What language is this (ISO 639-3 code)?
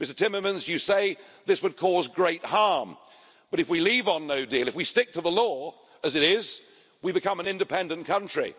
eng